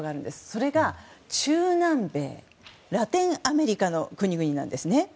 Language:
Japanese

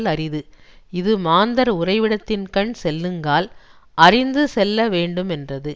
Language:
Tamil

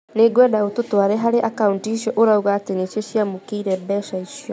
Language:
Kikuyu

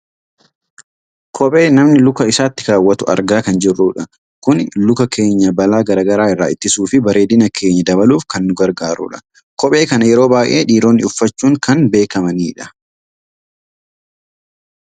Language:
Oromo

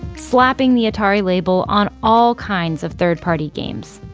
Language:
English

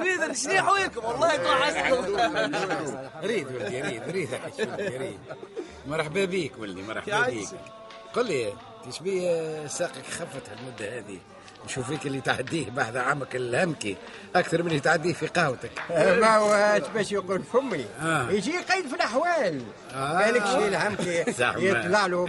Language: Arabic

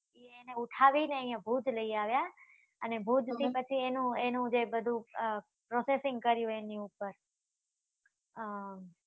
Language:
Gujarati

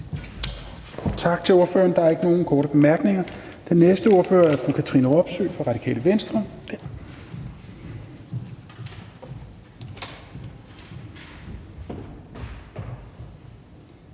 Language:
Danish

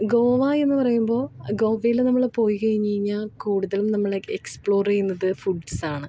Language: Malayalam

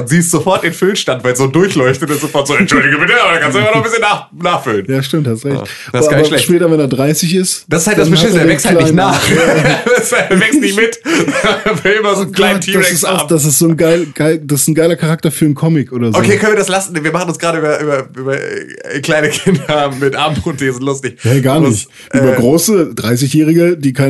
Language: German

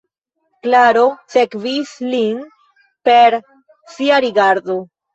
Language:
Esperanto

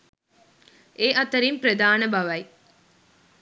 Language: Sinhala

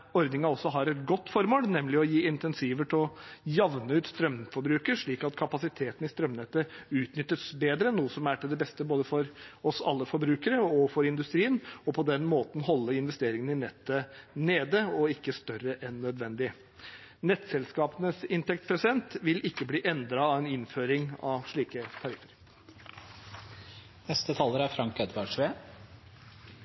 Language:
Norwegian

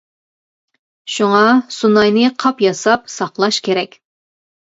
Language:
Uyghur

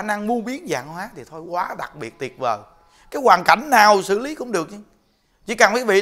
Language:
Vietnamese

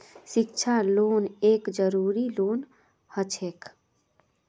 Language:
Magahi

